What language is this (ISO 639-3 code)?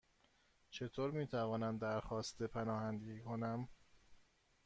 fas